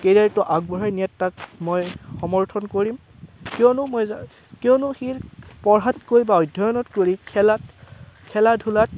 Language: Assamese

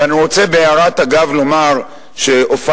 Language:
Hebrew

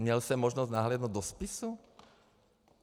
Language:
Czech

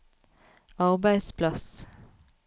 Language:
Norwegian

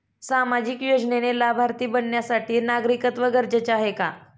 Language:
Marathi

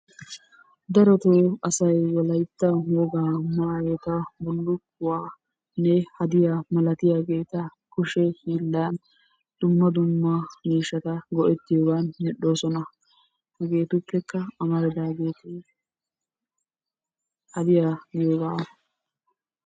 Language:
Wolaytta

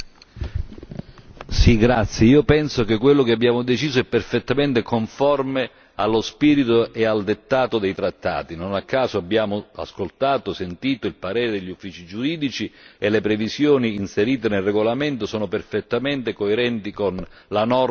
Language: Italian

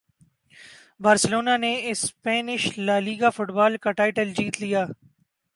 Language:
Urdu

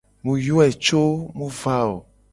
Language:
Gen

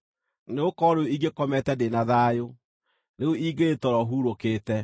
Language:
Kikuyu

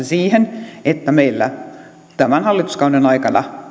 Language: Finnish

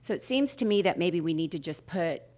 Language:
English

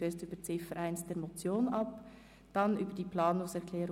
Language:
Swiss German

